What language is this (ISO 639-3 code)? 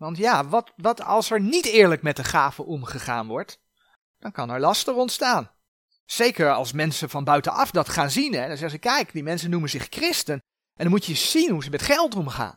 nld